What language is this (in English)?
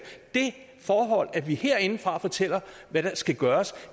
Danish